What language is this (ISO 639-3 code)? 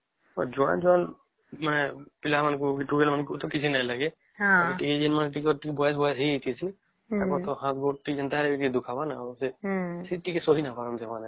ori